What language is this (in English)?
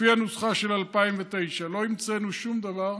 Hebrew